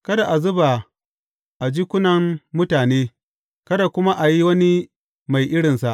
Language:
Hausa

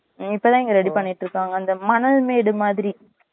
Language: Tamil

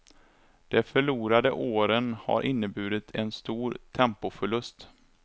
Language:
Swedish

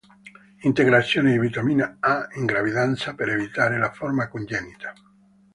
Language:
Italian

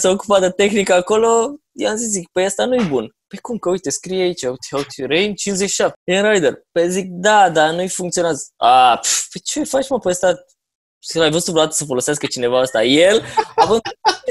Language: Romanian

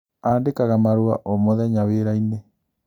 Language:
Kikuyu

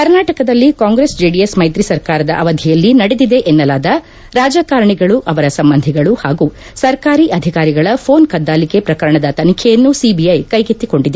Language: Kannada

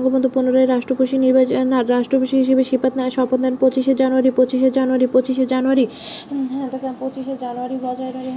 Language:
Bangla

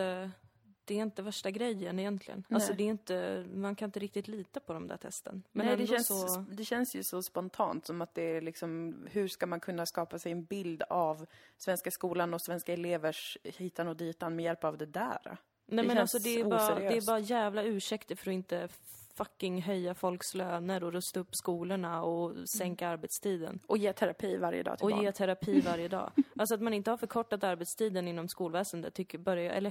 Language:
Swedish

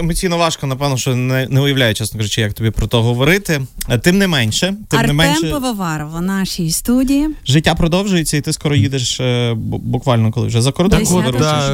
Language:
Ukrainian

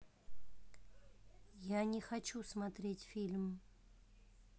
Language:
Russian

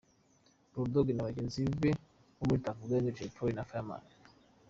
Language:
Kinyarwanda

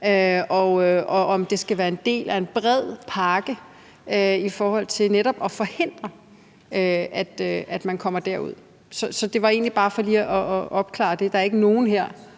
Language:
Danish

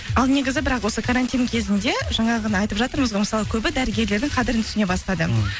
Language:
Kazakh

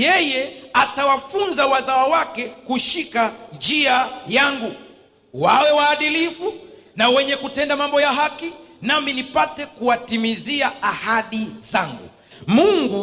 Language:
Swahili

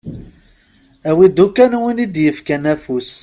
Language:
Kabyle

